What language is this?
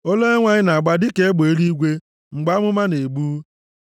Igbo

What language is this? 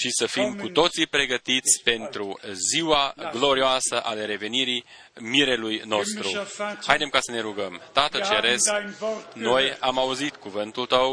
Romanian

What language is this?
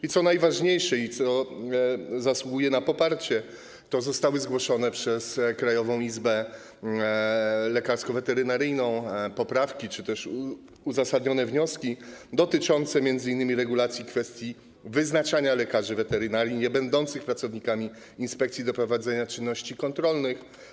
Polish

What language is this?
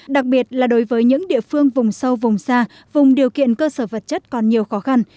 Vietnamese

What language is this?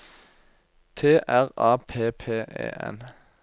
Norwegian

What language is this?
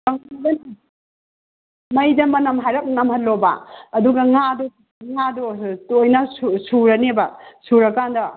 Manipuri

